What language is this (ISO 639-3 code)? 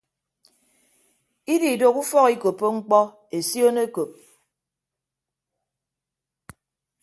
ibb